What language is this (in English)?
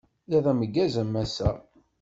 Kabyle